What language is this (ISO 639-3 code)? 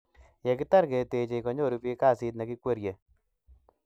kln